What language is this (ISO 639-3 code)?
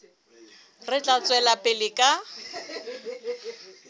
sot